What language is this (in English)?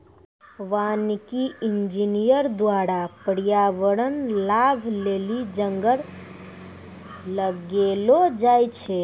Maithili